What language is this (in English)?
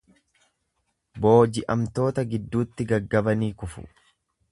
Oromo